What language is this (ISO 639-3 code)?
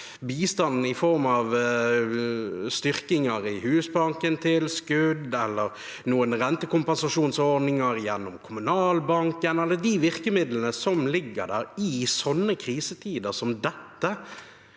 nor